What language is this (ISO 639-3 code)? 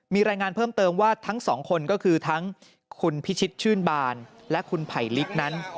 tha